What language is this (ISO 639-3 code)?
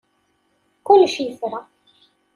kab